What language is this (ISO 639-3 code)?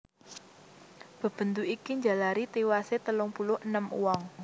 jav